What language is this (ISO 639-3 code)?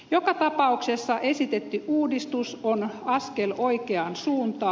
fin